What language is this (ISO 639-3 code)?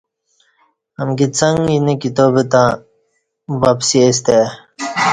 bsh